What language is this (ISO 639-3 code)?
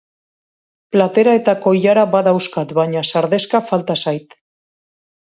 eus